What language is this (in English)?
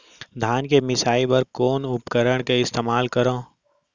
Chhattisgarhi